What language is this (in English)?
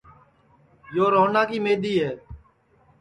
Sansi